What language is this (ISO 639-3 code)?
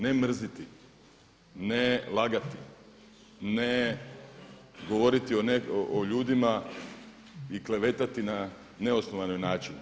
hrv